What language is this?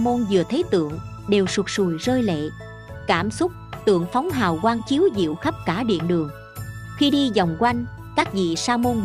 Vietnamese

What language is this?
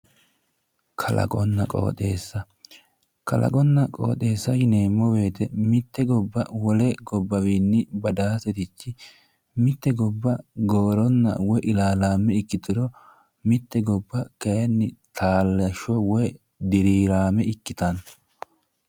Sidamo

